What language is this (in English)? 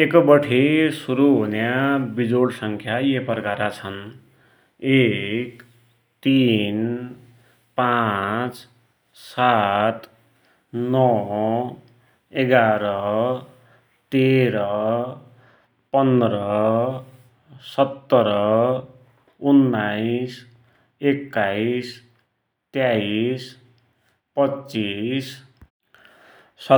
Dotyali